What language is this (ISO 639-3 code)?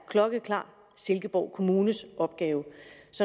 dan